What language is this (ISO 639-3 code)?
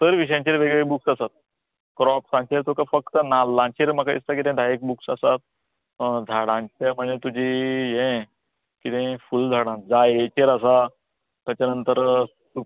kok